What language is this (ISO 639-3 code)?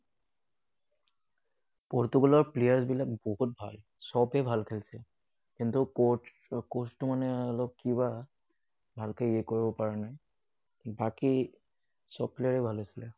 asm